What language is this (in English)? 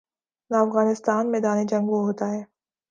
Urdu